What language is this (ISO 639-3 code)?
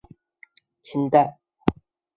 zho